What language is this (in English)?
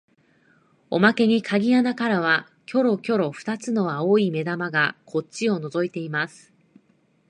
Japanese